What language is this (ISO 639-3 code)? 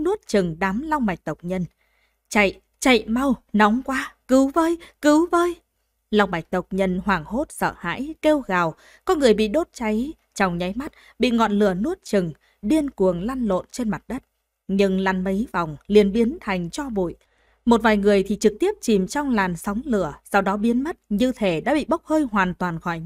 vie